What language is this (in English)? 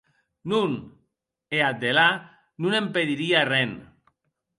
Occitan